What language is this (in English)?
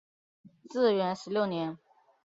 Chinese